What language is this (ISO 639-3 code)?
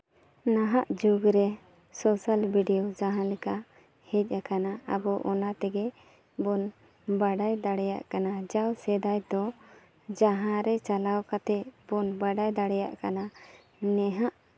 sat